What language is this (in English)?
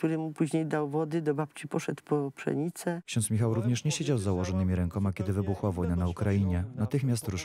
Polish